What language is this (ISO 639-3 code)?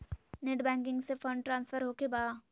mag